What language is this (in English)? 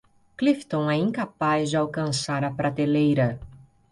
Portuguese